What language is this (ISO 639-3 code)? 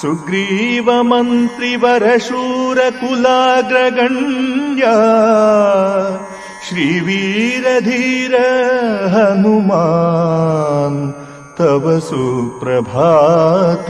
hin